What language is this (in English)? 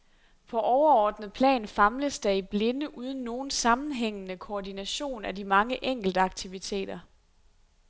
Danish